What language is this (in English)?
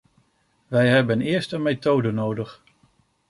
Dutch